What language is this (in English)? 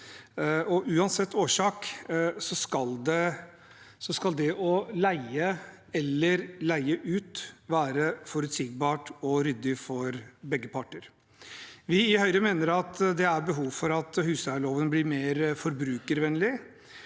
Norwegian